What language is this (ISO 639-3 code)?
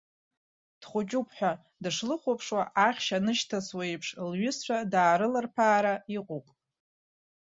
abk